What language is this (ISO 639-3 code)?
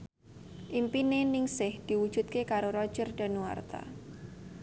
jav